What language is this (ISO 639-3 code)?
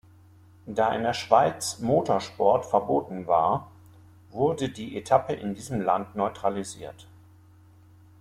deu